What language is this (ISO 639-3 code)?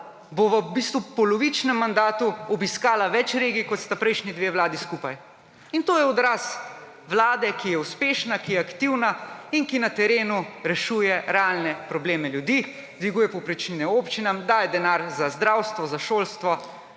slv